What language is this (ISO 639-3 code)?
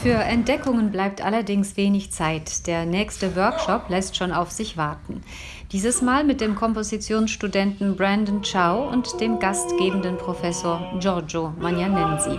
deu